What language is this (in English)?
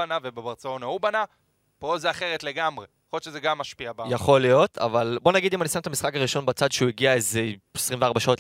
Hebrew